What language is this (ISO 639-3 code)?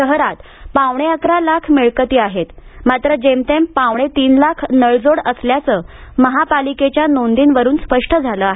mar